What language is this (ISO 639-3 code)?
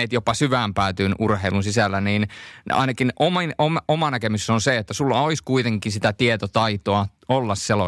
fin